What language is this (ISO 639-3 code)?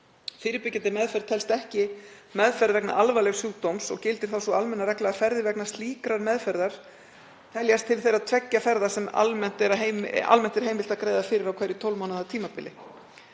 isl